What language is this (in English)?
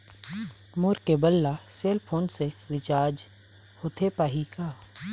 Chhattisgarhi